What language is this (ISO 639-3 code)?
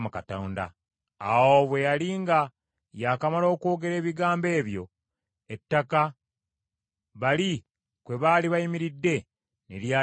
lug